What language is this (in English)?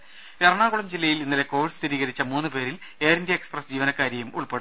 Malayalam